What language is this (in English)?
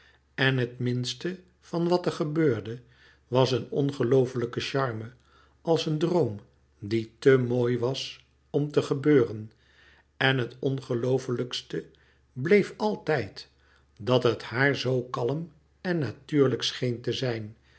Dutch